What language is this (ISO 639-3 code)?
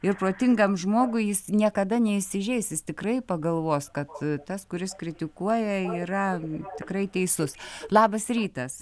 lit